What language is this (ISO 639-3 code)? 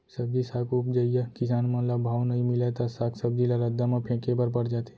hne